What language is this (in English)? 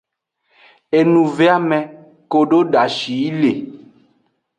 Aja (Benin)